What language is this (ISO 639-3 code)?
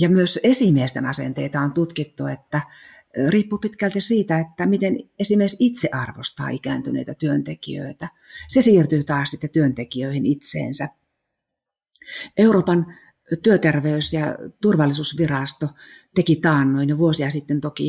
fin